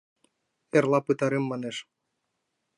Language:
Mari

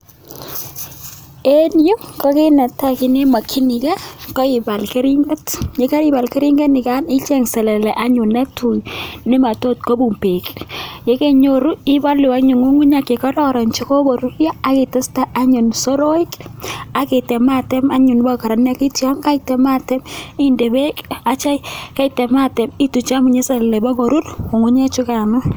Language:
Kalenjin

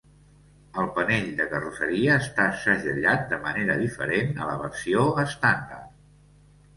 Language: Catalan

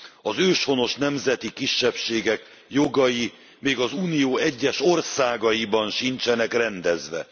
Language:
Hungarian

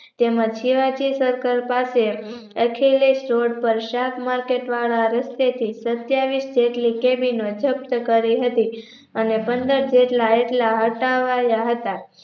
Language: Gujarati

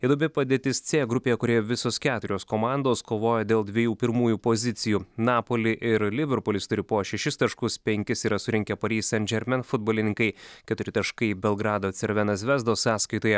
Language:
Lithuanian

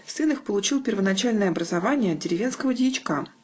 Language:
Russian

